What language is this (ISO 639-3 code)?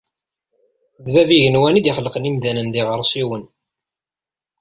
kab